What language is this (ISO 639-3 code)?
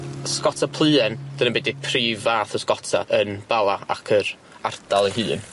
cym